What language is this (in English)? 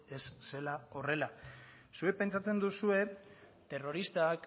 Basque